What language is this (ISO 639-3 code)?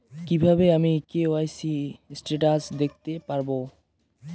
ben